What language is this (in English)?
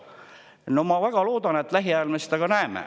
Estonian